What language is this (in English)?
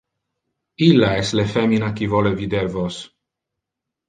Interlingua